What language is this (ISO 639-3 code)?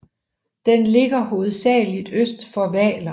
dan